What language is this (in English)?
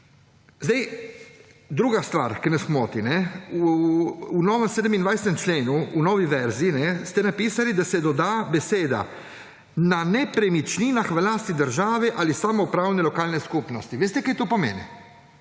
Slovenian